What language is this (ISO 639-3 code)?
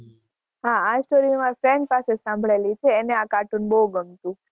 guj